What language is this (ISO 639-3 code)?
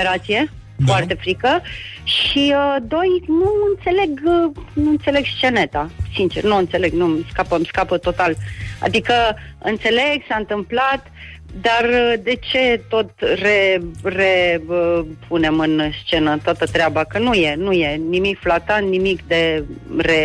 ron